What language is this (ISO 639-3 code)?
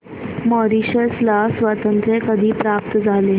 mar